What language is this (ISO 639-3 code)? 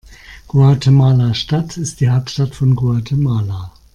deu